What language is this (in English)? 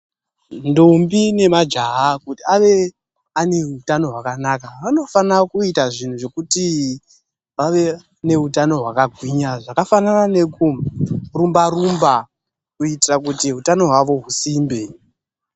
Ndau